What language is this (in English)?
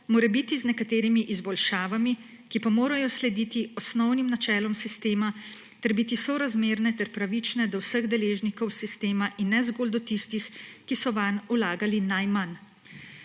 Slovenian